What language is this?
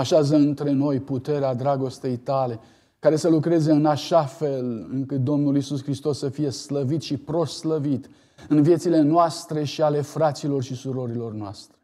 Romanian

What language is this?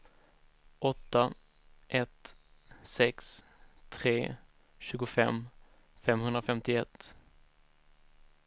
Swedish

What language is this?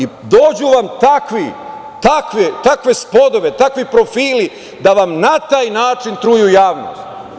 Serbian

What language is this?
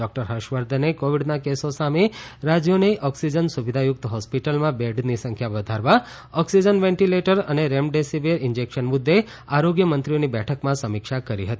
Gujarati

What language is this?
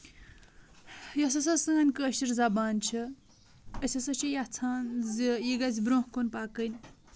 Kashmiri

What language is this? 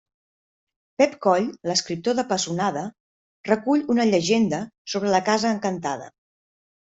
Catalan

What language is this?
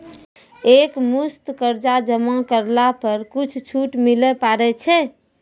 Maithili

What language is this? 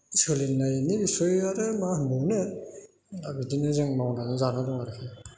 Bodo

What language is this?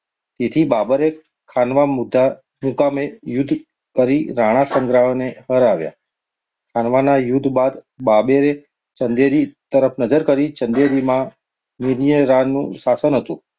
Gujarati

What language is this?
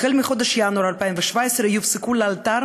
Hebrew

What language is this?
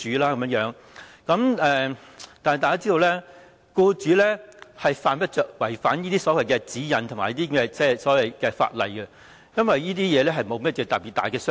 Cantonese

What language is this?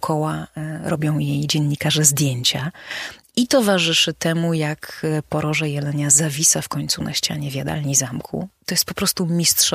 Polish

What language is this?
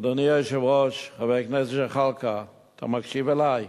Hebrew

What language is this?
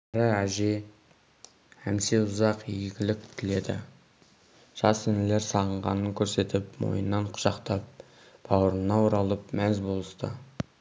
Kazakh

